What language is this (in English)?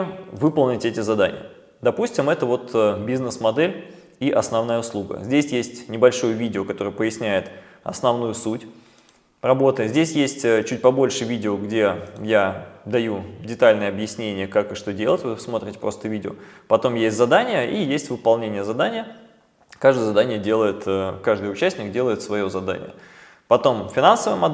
Russian